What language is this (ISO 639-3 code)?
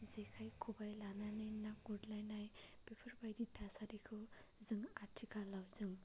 brx